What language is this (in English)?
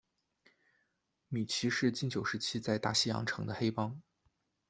Chinese